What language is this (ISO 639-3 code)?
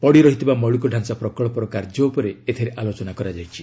ori